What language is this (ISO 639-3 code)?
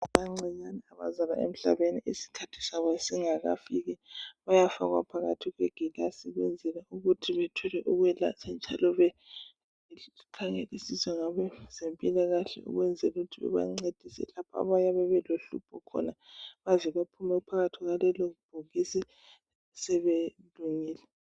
nde